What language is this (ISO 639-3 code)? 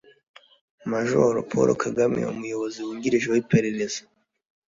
kin